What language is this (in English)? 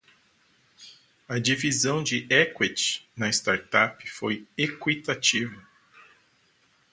Portuguese